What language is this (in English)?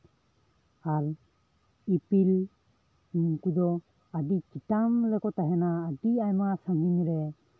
Santali